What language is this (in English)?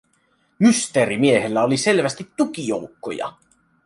Finnish